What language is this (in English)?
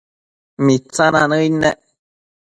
Matsés